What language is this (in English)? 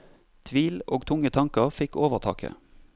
Norwegian